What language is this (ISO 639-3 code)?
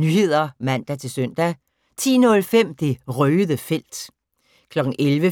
dan